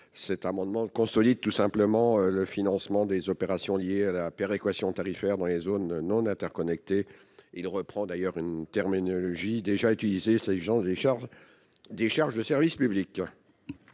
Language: French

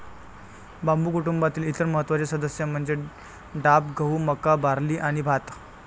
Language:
Marathi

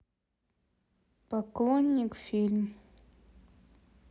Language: Russian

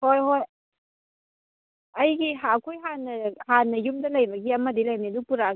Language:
Manipuri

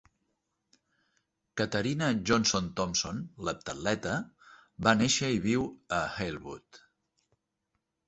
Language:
Catalan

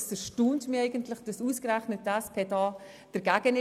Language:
Swiss German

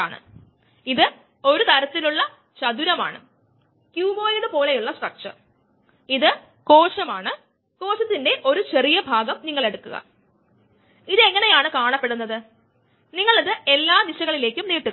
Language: Malayalam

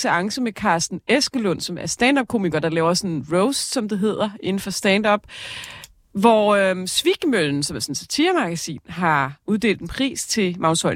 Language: Danish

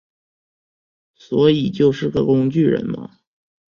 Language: Chinese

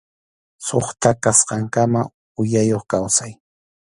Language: Arequipa-La Unión Quechua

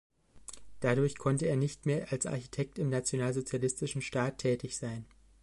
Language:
German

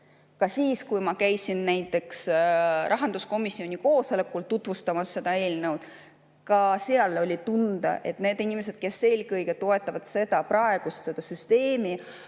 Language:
Estonian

